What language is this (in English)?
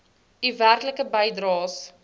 Afrikaans